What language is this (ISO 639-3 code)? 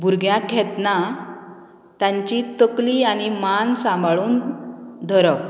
kok